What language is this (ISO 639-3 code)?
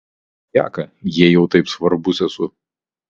lit